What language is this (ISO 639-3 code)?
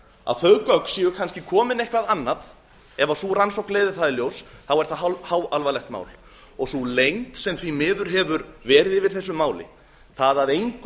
isl